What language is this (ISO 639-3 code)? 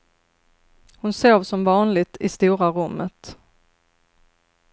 swe